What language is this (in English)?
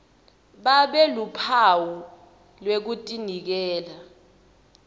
Swati